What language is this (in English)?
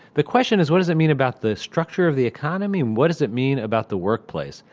English